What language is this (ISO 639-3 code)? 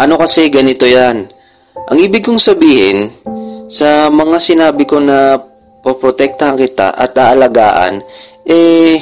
fil